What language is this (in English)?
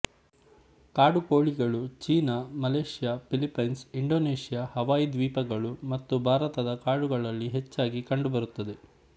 Kannada